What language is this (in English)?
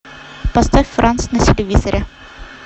Russian